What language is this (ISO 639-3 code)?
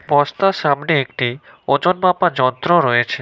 ben